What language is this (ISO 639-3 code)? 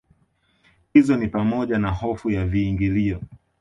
swa